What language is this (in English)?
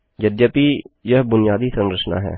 Hindi